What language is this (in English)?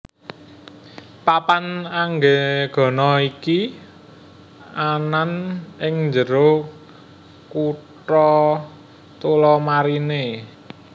Javanese